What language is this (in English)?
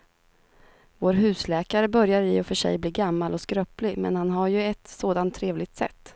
Swedish